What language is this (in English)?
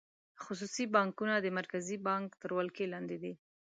Pashto